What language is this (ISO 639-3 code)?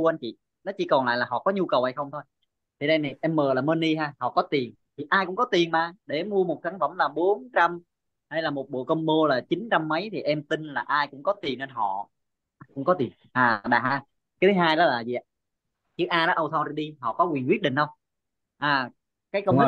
vie